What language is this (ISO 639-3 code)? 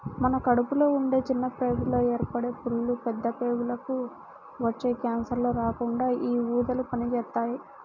tel